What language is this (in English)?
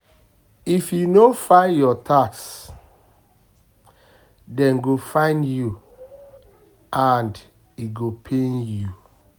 Nigerian Pidgin